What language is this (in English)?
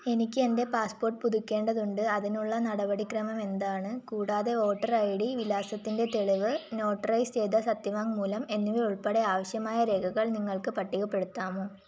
Malayalam